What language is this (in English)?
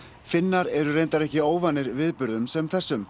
Icelandic